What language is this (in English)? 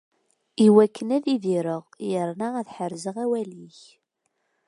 Kabyle